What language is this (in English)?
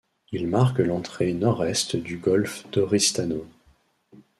French